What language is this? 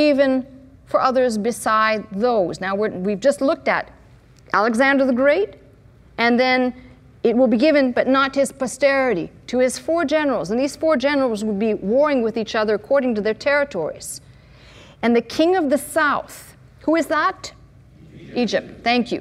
English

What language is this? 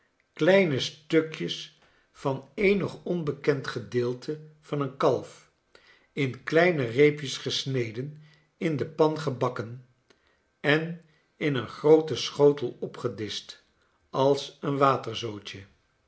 Dutch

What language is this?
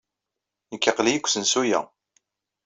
Kabyle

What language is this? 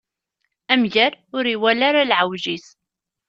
Kabyle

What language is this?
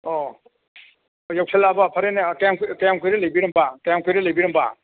Manipuri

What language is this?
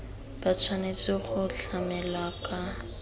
Tswana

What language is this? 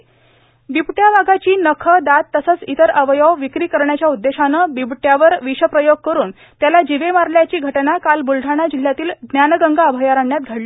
Marathi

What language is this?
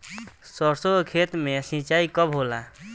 Bhojpuri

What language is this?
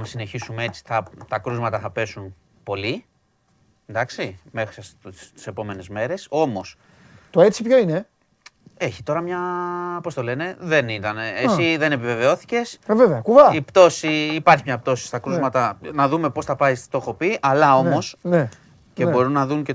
Greek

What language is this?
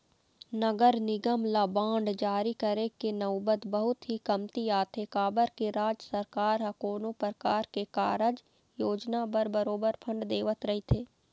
Chhattisgarhi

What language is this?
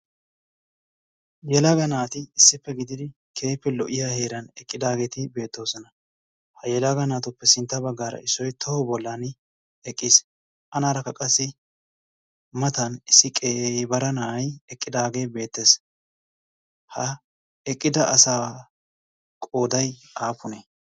Wolaytta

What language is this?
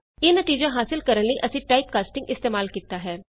Punjabi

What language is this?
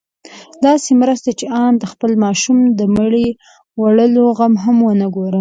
Pashto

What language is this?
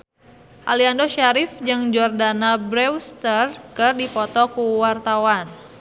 Sundanese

